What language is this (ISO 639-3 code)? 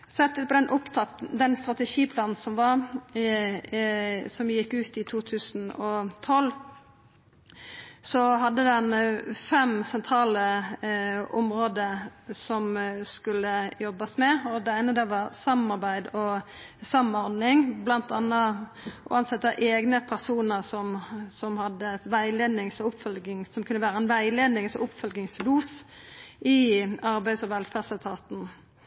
nno